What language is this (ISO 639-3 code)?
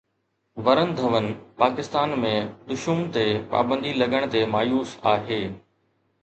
snd